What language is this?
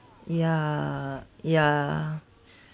English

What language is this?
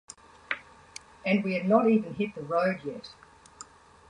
English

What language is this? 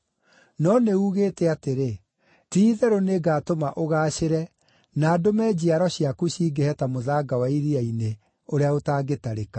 Kikuyu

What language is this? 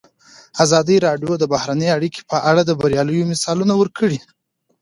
Pashto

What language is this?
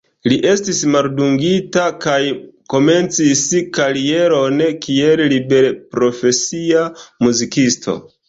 Esperanto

